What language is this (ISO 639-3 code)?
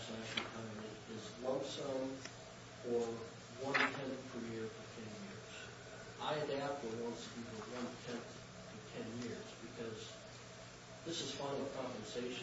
eng